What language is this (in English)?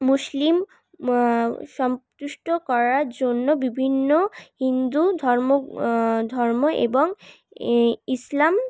Bangla